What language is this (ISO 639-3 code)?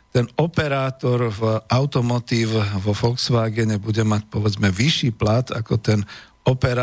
slk